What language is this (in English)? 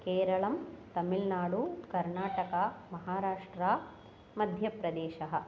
Sanskrit